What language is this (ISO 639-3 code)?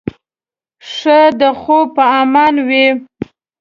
pus